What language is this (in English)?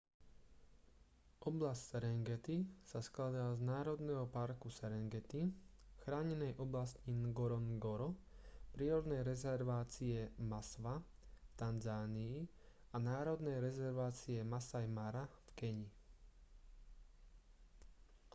Slovak